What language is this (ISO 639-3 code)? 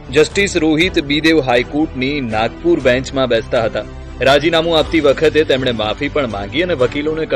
hin